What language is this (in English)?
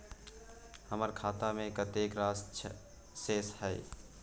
Maithili